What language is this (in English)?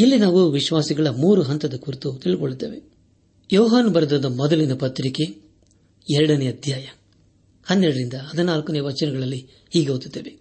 Kannada